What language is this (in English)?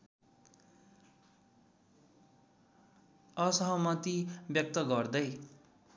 Nepali